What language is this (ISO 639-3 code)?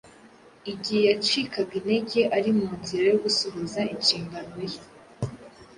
kin